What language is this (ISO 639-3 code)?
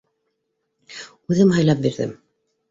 bak